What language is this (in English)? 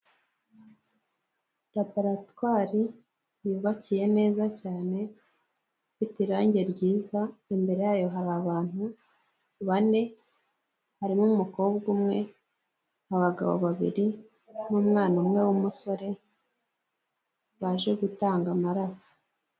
Kinyarwanda